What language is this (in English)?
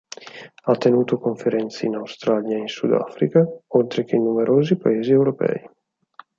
Italian